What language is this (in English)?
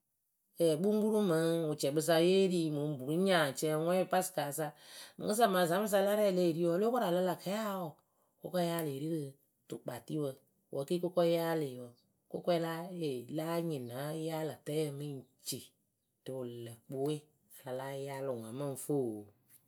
Akebu